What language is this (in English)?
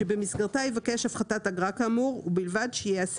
Hebrew